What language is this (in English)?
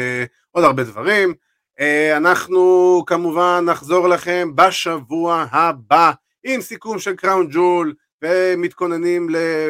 Hebrew